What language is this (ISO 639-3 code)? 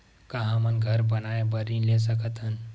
hne